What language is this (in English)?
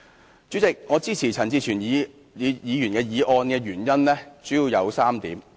Cantonese